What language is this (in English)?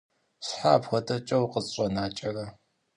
Kabardian